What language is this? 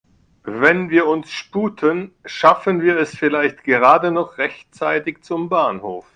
German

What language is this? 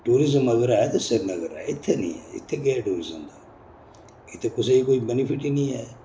Dogri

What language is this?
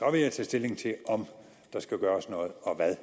Danish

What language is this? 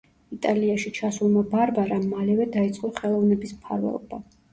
Georgian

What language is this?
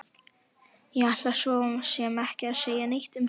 Icelandic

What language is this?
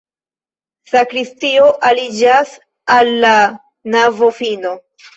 Esperanto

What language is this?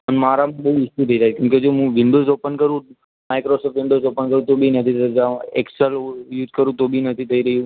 Gujarati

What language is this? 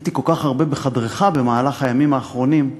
Hebrew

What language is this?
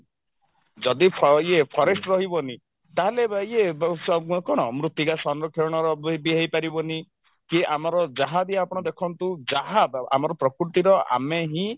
Odia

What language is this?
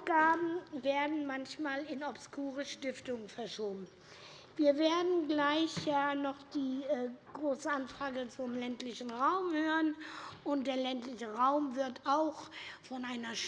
German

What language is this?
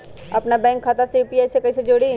Magahi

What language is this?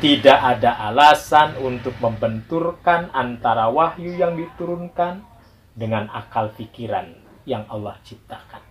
Indonesian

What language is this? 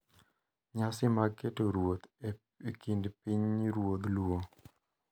Luo (Kenya and Tanzania)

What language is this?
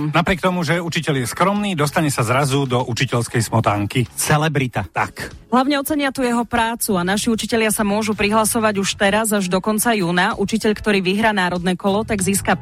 Slovak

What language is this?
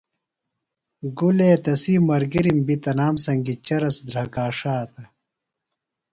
Phalura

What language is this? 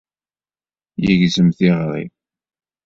Kabyle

